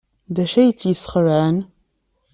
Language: Kabyle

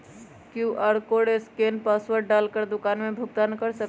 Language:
Magahi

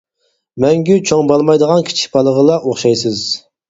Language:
Uyghur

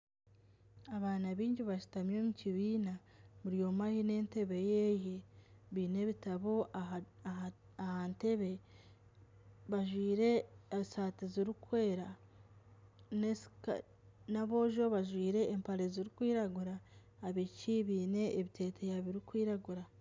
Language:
Nyankole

